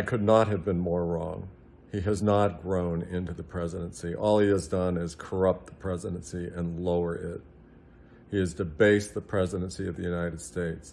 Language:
English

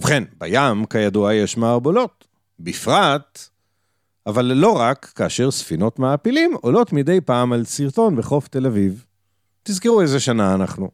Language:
Hebrew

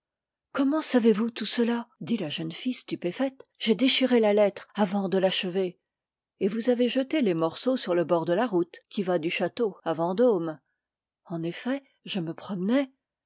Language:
French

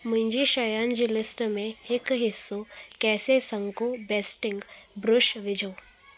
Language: Sindhi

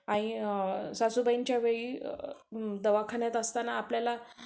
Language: Marathi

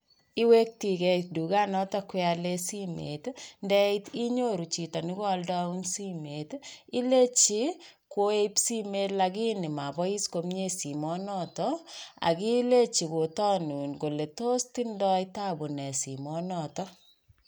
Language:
Kalenjin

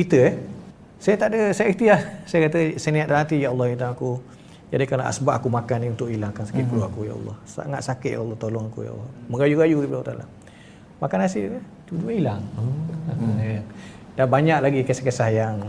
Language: Malay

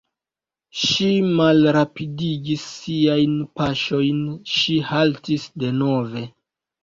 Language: Esperanto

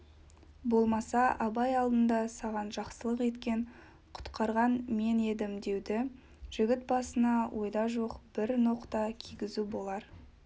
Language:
Kazakh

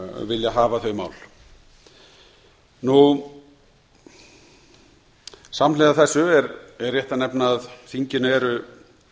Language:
Icelandic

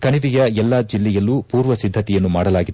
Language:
Kannada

